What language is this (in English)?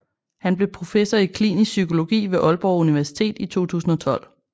Danish